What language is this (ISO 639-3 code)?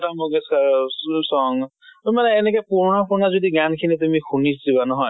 asm